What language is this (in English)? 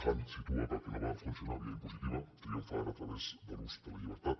Catalan